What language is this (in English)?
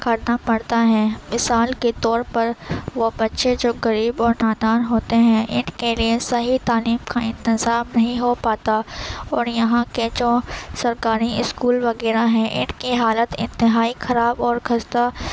Urdu